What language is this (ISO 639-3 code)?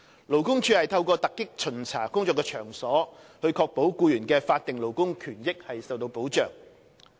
yue